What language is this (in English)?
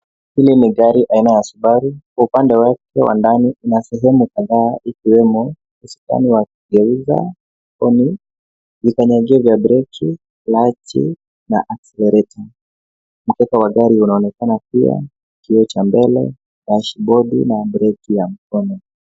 Swahili